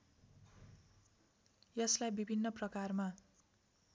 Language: Nepali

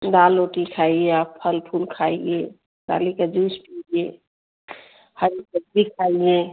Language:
Hindi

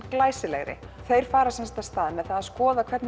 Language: Icelandic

